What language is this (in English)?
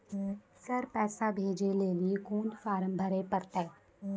Maithili